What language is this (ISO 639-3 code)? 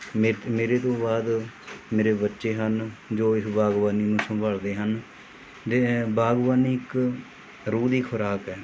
pan